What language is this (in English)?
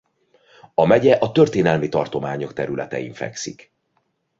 Hungarian